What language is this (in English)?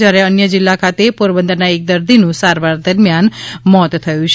Gujarati